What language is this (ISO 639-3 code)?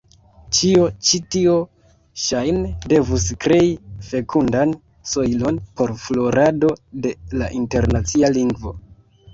epo